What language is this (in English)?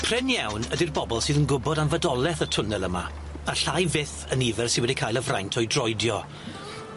Welsh